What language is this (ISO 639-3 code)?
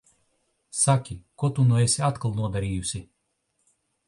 lav